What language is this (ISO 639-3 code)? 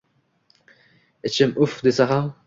uzb